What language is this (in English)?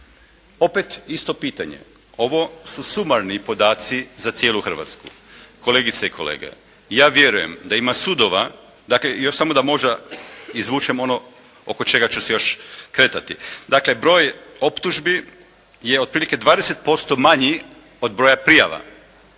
Croatian